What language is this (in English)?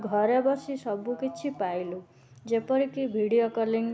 Odia